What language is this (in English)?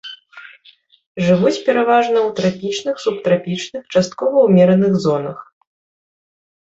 Belarusian